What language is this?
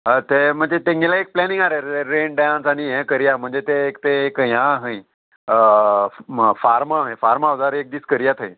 Konkani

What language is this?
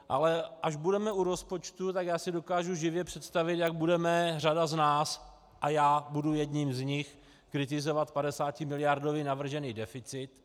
Czech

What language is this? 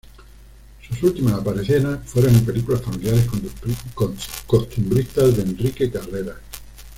Spanish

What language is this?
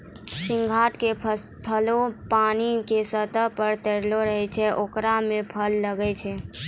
Maithili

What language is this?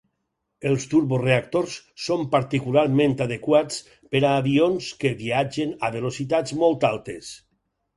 Catalan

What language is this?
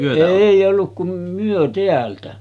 Finnish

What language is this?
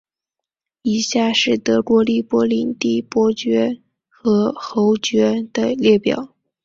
Chinese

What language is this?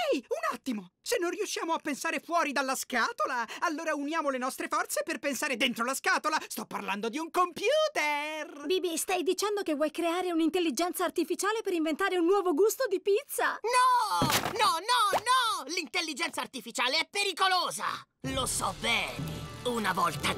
Italian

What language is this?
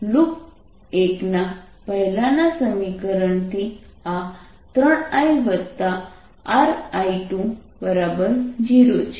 Gujarati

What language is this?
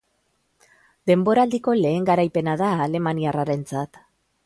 Basque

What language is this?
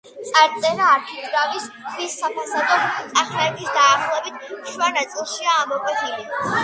Georgian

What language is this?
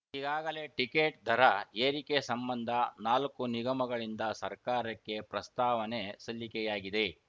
Kannada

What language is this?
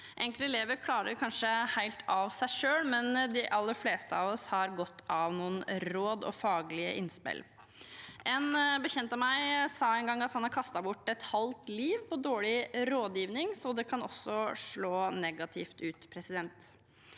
Norwegian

